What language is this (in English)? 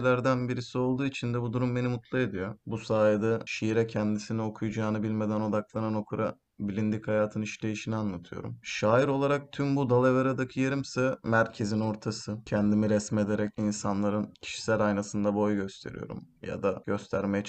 Turkish